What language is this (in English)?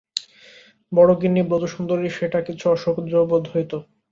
Bangla